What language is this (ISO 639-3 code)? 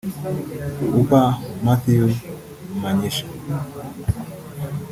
kin